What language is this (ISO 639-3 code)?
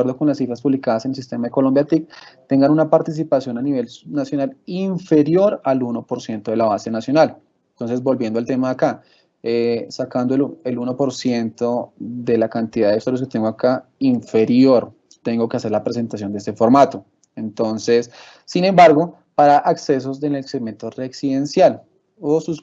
spa